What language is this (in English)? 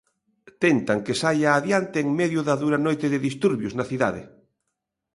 Galician